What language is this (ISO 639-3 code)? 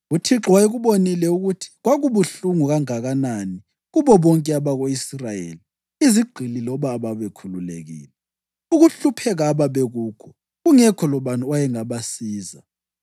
nde